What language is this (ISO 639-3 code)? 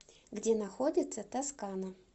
rus